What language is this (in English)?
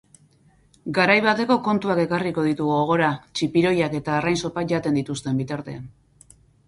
Basque